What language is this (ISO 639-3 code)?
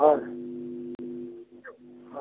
asm